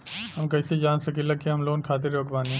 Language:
Bhojpuri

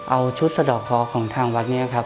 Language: Thai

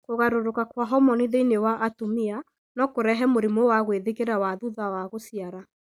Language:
Kikuyu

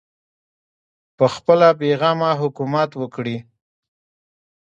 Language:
Pashto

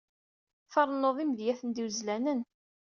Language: Kabyle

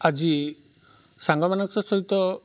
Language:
Odia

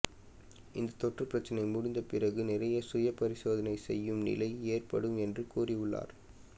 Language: Tamil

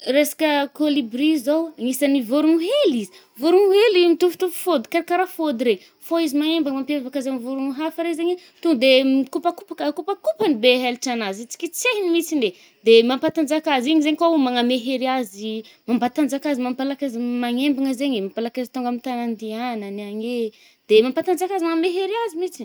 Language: Northern Betsimisaraka Malagasy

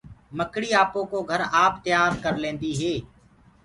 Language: Gurgula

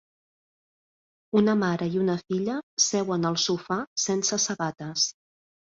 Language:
Catalan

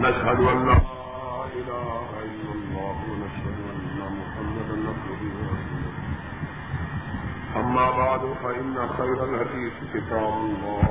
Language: Urdu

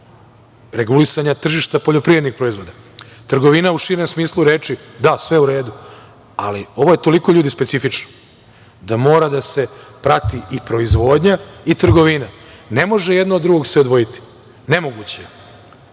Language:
Serbian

